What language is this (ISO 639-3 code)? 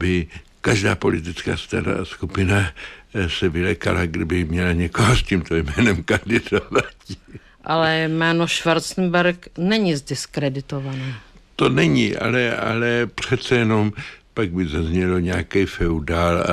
ces